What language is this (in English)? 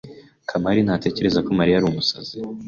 Kinyarwanda